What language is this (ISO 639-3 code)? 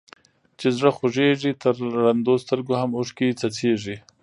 pus